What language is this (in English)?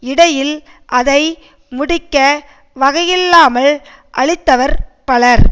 Tamil